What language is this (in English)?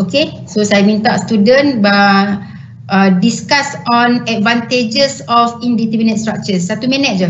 Malay